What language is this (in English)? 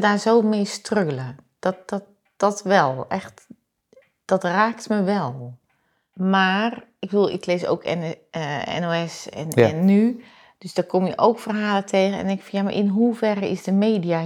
Dutch